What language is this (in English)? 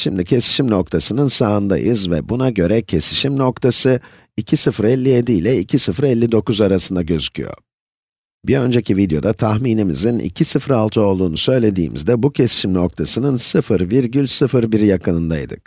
Turkish